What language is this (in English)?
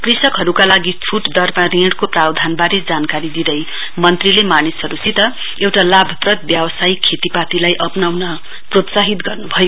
Nepali